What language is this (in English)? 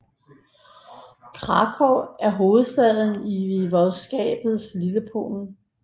Danish